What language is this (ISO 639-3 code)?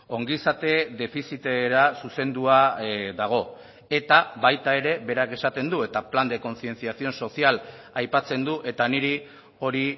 eus